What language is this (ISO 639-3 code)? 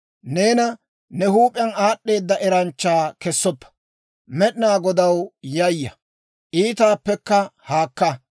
dwr